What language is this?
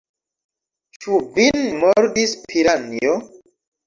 Esperanto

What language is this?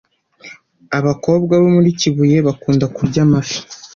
Kinyarwanda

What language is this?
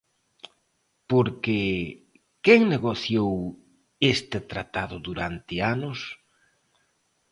Galician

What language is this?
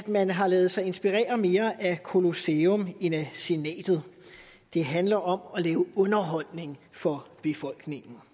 Danish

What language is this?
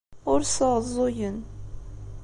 Kabyle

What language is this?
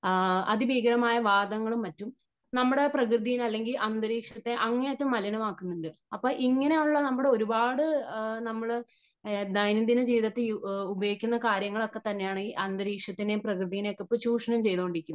Malayalam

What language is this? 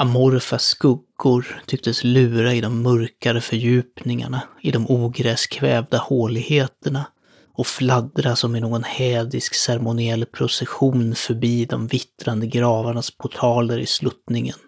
Swedish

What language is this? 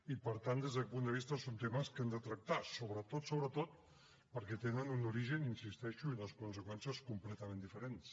Catalan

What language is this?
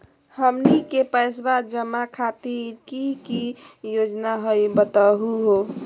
Magahi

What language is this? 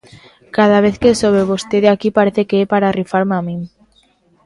Galician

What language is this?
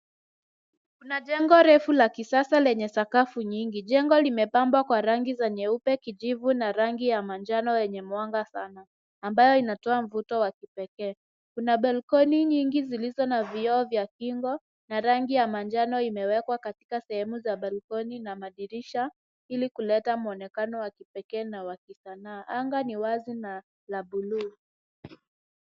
Swahili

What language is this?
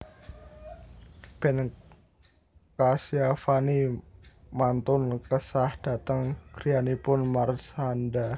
Javanese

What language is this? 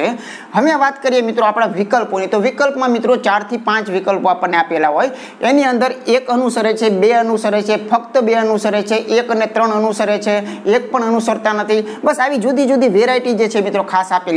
Indonesian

